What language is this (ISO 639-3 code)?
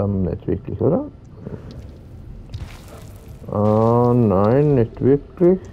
deu